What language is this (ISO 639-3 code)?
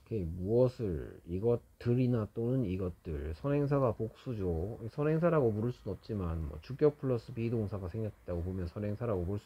kor